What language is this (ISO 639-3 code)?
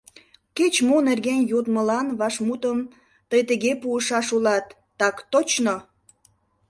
chm